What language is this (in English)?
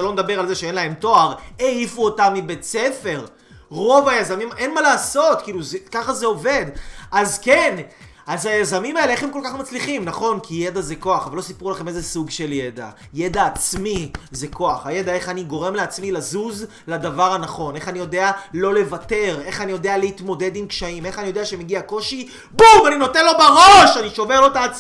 Hebrew